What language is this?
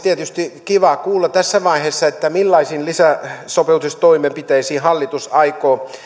Finnish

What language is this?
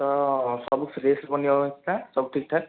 Odia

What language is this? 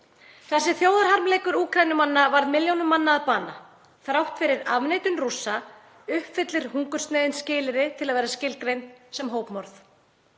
Icelandic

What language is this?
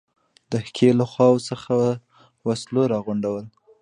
Pashto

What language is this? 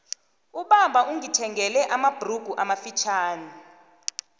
South Ndebele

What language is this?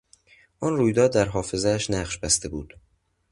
Persian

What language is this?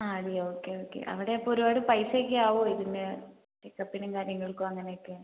Malayalam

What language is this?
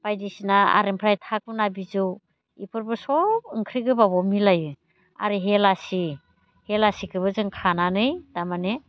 Bodo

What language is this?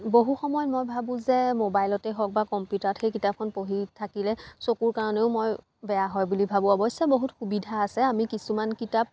Assamese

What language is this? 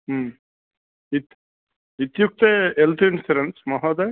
Sanskrit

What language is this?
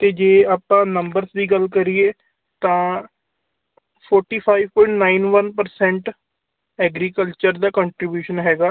Punjabi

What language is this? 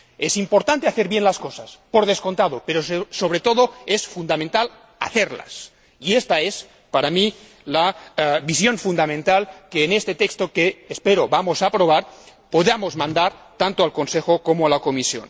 Spanish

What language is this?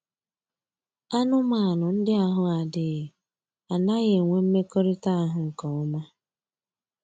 Igbo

